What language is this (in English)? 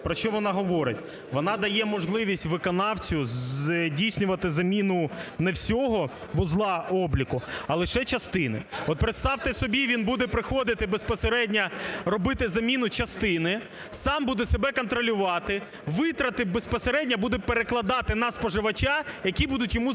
Ukrainian